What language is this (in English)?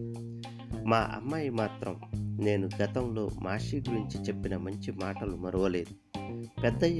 Telugu